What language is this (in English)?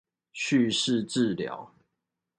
Chinese